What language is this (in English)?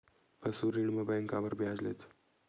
Chhattisgarhi